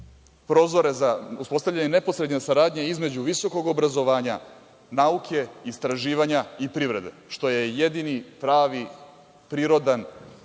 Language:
Serbian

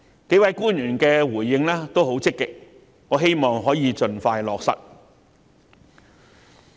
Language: Cantonese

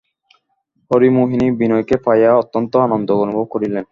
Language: Bangla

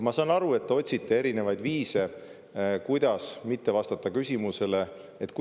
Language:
Estonian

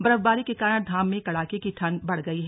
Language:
Hindi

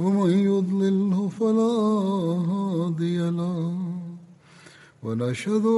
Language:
Tamil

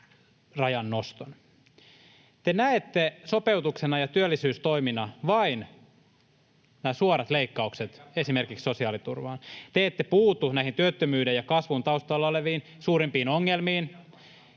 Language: Finnish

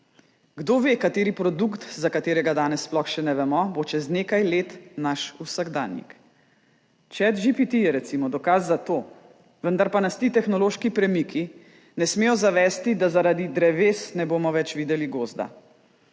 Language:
Slovenian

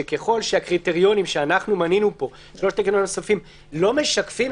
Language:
Hebrew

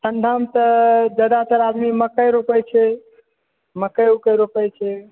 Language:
Maithili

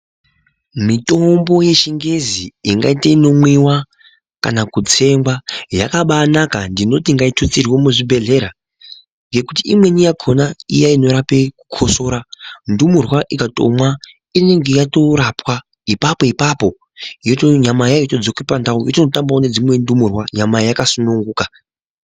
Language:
Ndau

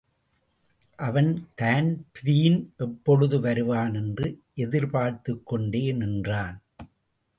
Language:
Tamil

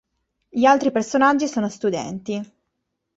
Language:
Italian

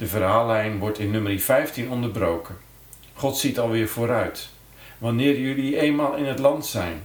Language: Dutch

